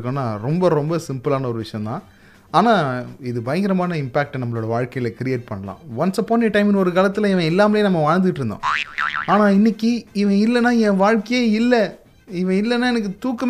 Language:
Tamil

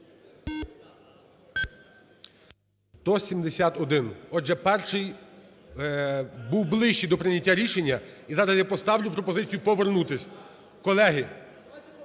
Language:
Ukrainian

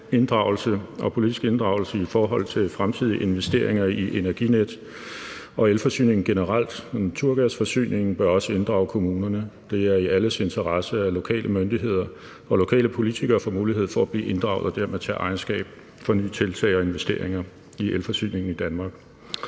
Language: Danish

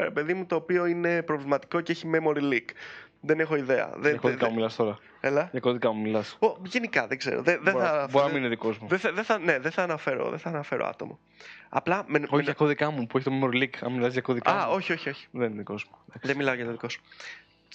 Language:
Greek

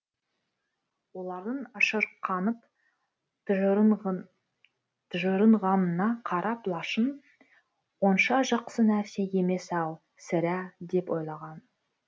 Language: Kazakh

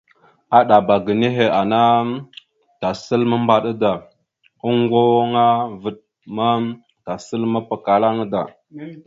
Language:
Mada (Cameroon)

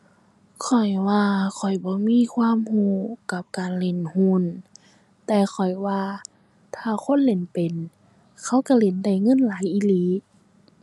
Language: Thai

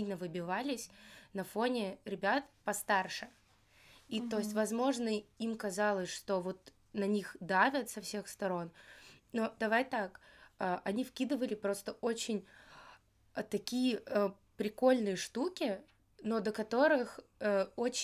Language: Russian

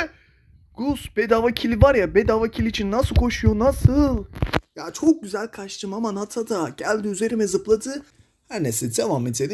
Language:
Turkish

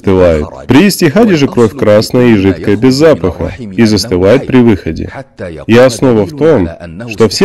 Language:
Russian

